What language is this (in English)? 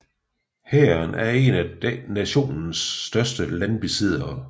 Danish